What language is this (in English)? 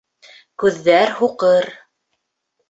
Bashkir